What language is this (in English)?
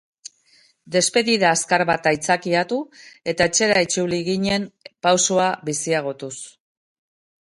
Basque